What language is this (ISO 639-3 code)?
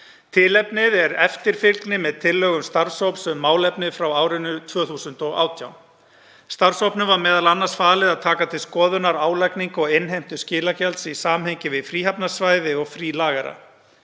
isl